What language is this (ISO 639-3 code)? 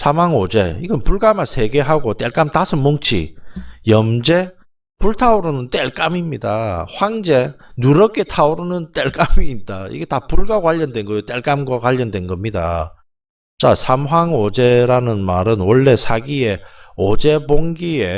kor